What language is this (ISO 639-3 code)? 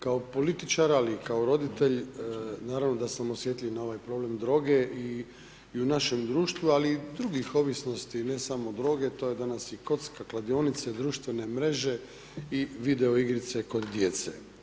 hrv